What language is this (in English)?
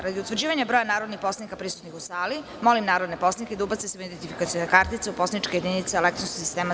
Serbian